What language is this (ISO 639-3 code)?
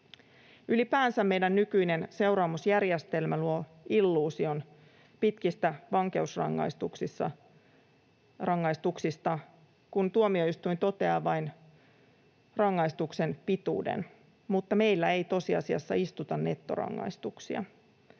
fin